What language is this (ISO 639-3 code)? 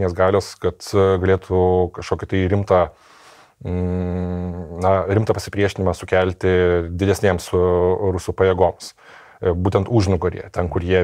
lit